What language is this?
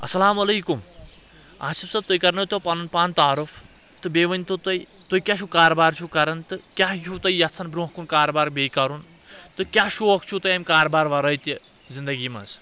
Kashmiri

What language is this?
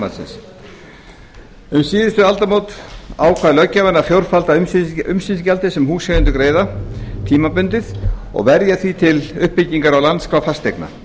Icelandic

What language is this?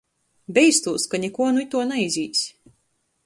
Latgalian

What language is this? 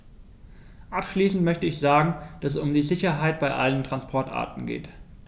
German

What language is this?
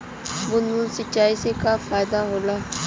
Bhojpuri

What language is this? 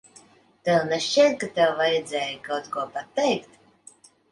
Latvian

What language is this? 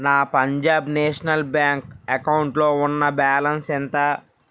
Telugu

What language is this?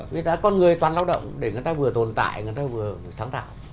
Vietnamese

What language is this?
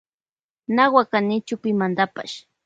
Loja Highland Quichua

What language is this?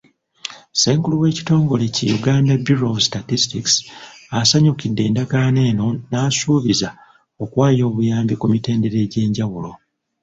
Ganda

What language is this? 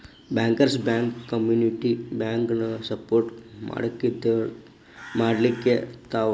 Kannada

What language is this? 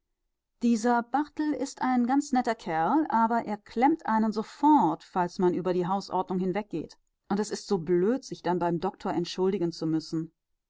German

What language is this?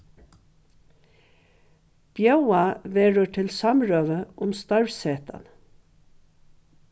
Faroese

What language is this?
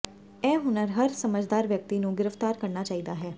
Punjabi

